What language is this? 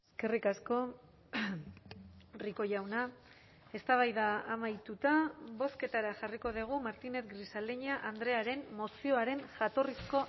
Basque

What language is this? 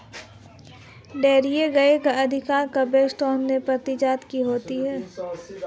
Hindi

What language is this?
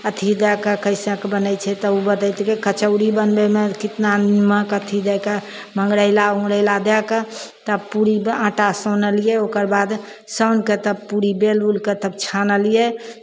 Maithili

